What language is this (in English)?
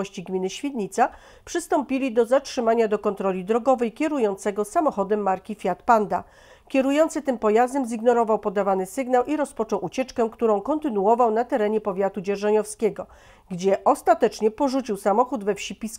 Polish